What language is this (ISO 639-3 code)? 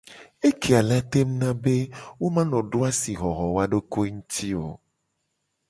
gej